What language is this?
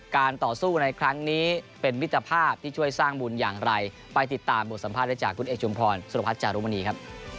Thai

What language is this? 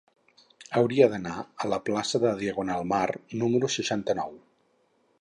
Catalan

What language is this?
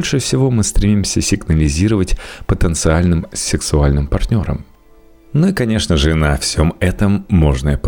Russian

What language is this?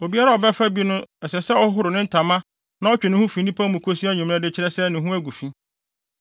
Akan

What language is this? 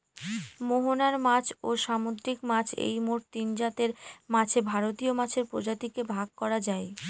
Bangla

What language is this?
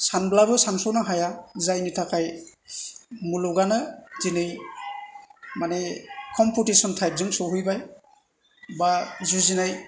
Bodo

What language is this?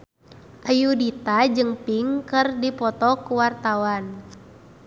Sundanese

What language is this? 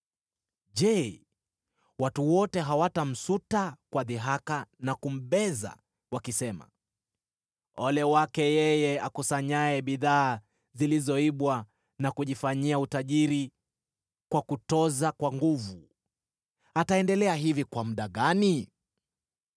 Swahili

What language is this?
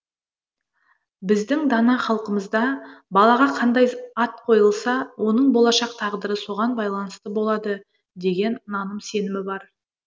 Kazakh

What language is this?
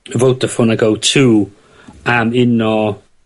Welsh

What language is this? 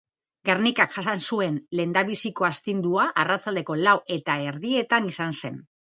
Basque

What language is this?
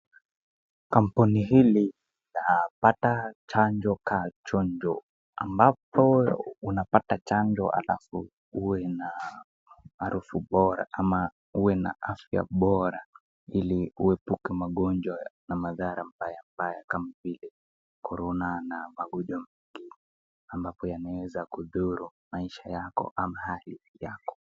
Swahili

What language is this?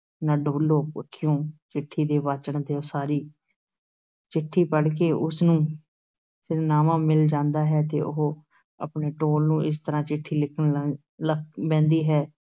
Punjabi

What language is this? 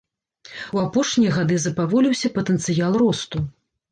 Belarusian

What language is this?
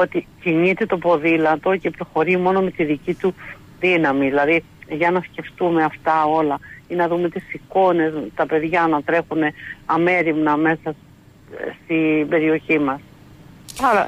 Greek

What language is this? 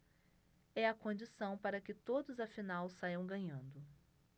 Portuguese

